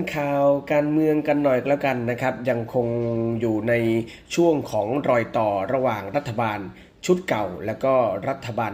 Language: Thai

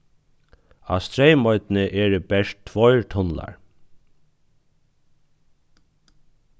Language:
Faroese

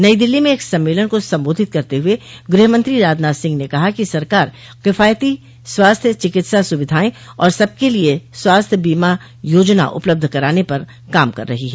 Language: Hindi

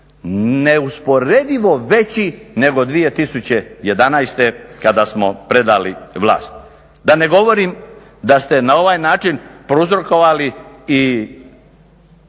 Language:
Croatian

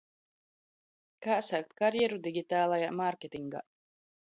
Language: Latvian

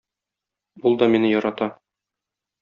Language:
Tatar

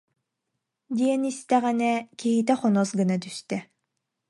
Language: Yakut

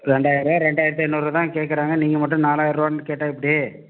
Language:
Tamil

